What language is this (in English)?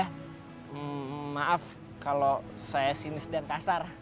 Indonesian